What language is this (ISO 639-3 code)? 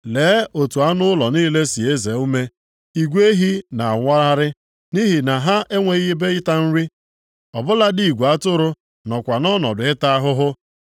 ibo